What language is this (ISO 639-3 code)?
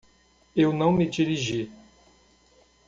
por